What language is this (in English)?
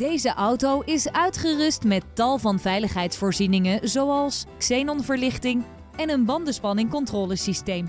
Dutch